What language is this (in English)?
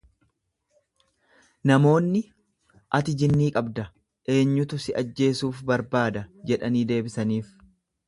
Oromo